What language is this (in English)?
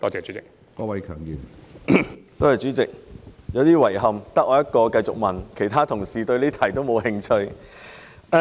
Cantonese